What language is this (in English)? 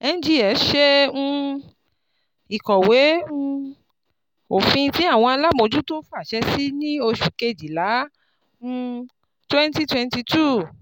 Yoruba